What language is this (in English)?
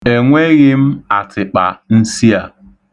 Igbo